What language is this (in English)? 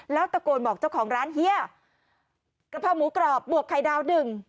Thai